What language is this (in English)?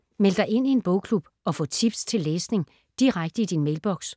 Danish